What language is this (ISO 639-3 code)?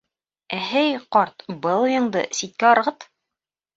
bak